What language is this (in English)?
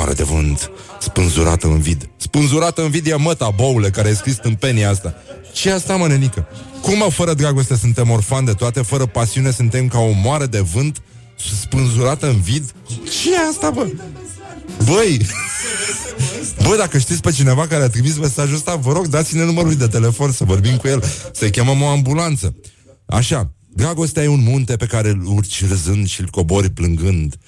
Romanian